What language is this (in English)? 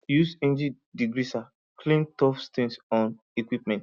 Nigerian Pidgin